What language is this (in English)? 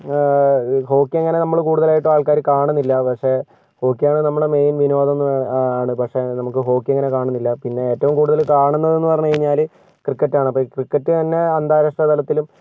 Malayalam